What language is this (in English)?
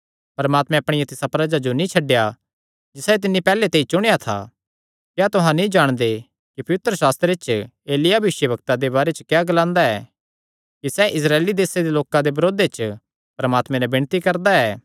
Kangri